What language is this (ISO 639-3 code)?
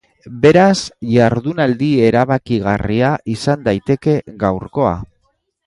eus